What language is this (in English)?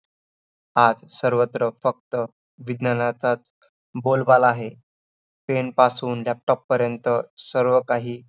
Marathi